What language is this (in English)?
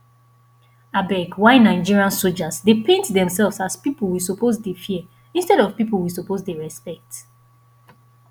Nigerian Pidgin